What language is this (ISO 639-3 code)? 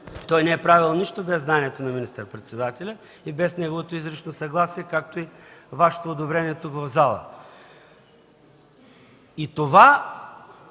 bul